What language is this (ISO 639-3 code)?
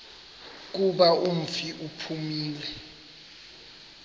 xho